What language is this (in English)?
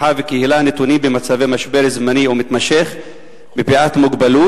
Hebrew